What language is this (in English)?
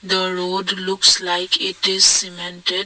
English